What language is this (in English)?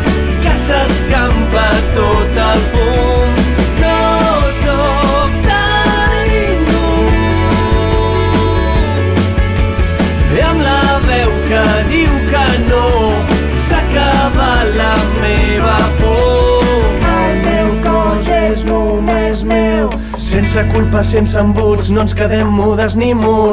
Romanian